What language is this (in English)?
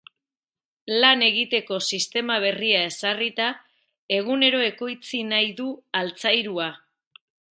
Basque